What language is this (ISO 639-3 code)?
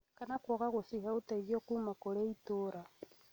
kik